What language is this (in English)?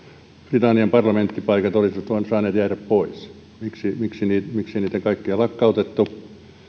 Finnish